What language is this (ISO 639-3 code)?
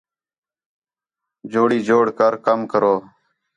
xhe